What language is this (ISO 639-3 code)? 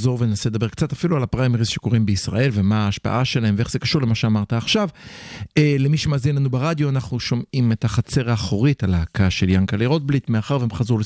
heb